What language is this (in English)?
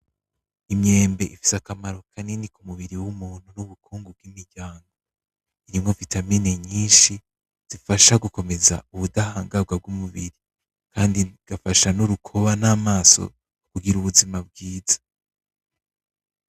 Rundi